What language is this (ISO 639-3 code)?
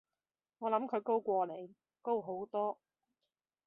yue